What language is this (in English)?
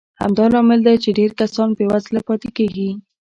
Pashto